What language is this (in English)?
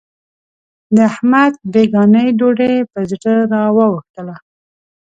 Pashto